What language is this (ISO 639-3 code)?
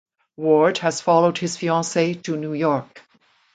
eng